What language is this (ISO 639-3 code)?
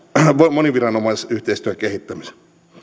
fin